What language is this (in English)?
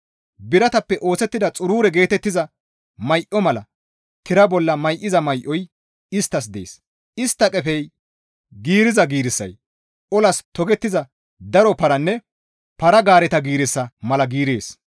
Gamo